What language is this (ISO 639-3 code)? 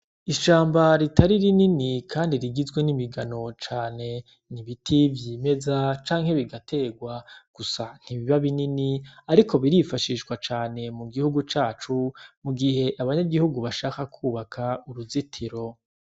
run